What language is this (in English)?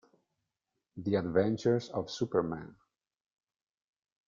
Italian